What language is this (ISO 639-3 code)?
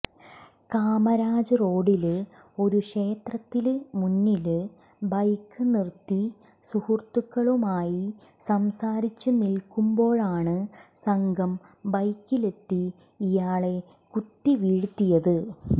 mal